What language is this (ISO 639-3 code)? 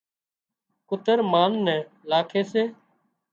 kxp